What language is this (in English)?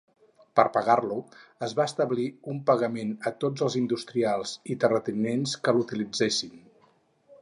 Catalan